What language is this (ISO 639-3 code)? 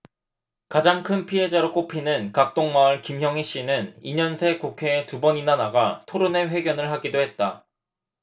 kor